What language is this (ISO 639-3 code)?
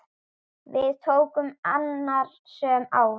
isl